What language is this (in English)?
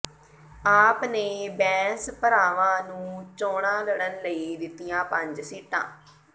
Punjabi